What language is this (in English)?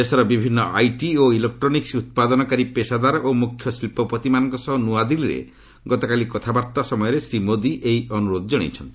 Odia